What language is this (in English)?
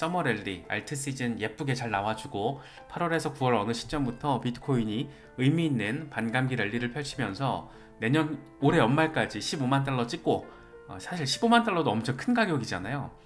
Korean